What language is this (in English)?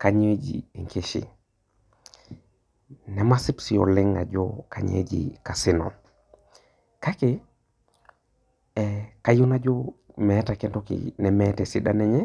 Masai